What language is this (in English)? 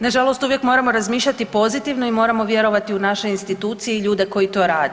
Croatian